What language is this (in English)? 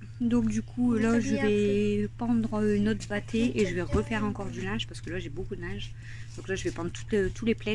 French